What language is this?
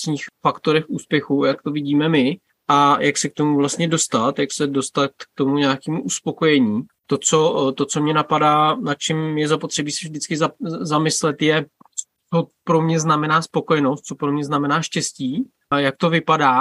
Czech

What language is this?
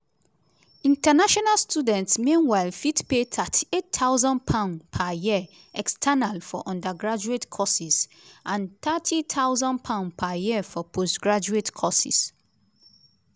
Nigerian Pidgin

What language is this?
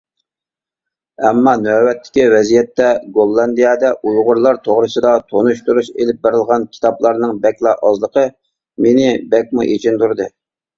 Uyghur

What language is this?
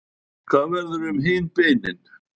Icelandic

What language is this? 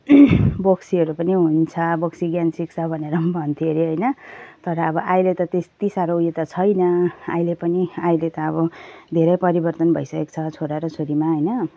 Nepali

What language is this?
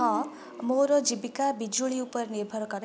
Odia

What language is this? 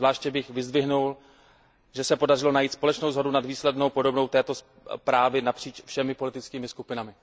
Czech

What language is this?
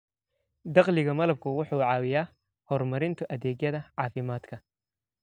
Somali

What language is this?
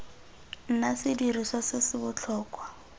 Tswana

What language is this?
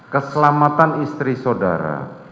Indonesian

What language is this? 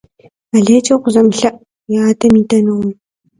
Kabardian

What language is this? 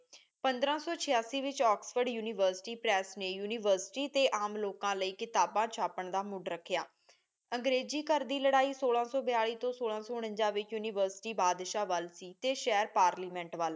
Punjabi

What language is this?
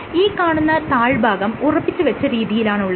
Malayalam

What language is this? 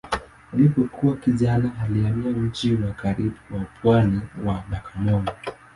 Swahili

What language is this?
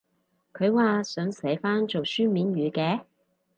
Cantonese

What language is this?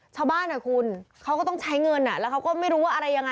Thai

